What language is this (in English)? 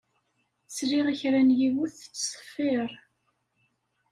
Kabyle